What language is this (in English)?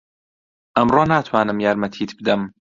Central Kurdish